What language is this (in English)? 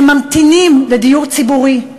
Hebrew